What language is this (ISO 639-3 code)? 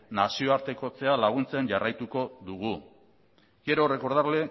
eus